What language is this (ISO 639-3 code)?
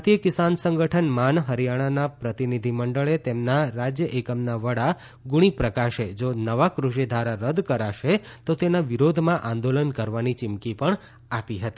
guj